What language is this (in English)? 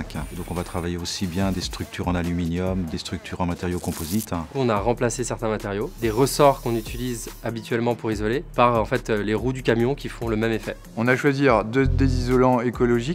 French